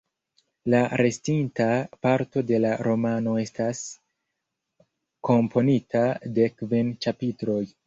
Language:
Esperanto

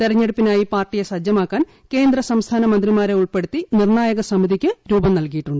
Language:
Malayalam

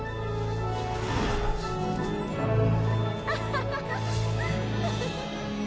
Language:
Japanese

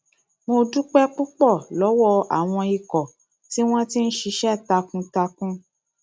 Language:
Yoruba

